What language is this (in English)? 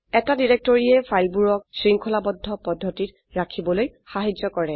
Assamese